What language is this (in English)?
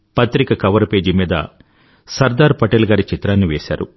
Telugu